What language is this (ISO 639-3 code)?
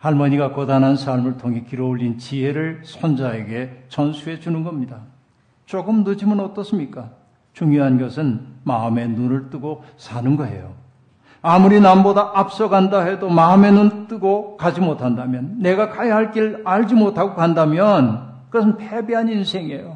kor